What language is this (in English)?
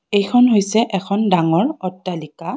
Assamese